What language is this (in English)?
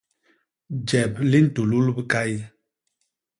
Basaa